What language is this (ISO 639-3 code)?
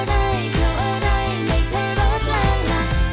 tha